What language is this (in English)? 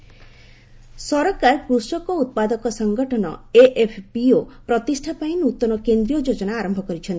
Odia